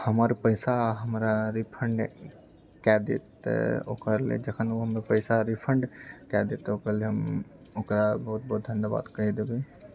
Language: Maithili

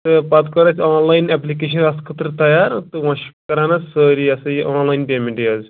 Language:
Kashmiri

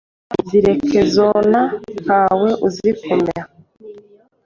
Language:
Kinyarwanda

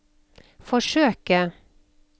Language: Norwegian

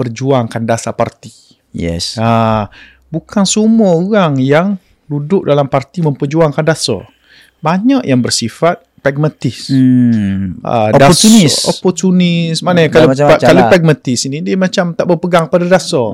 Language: Malay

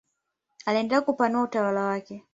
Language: Swahili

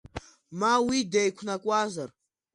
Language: Abkhazian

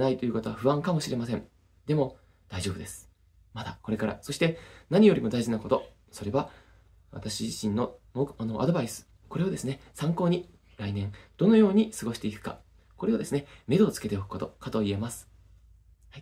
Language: Japanese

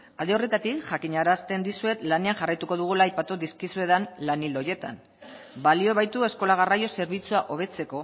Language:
Basque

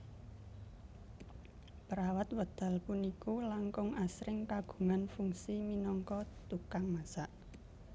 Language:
Javanese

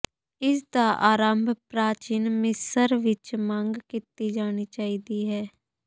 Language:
Punjabi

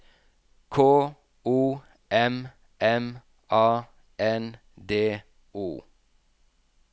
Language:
Norwegian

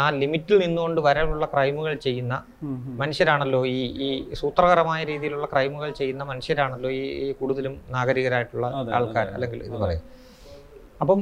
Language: Malayalam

